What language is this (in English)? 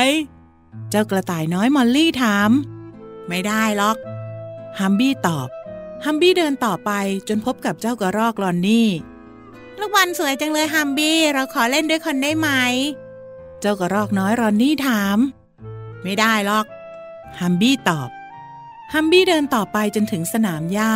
Thai